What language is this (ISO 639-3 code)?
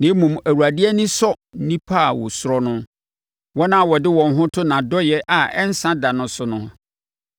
aka